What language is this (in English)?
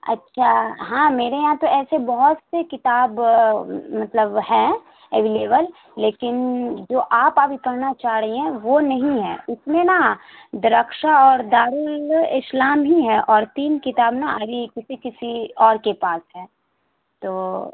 Urdu